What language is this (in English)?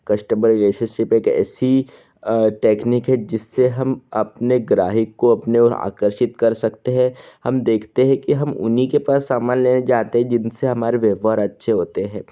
Hindi